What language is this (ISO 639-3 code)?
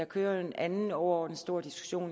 dan